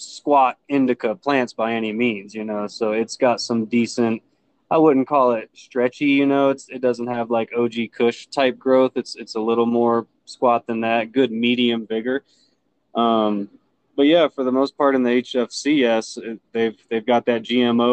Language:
English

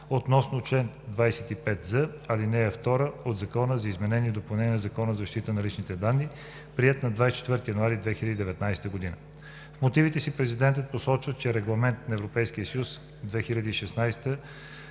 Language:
Bulgarian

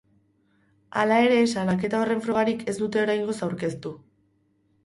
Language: Basque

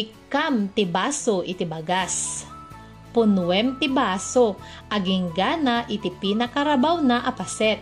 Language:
Filipino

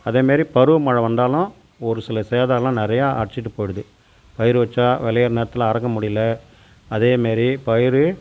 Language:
Tamil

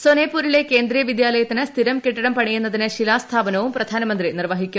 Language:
Malayalam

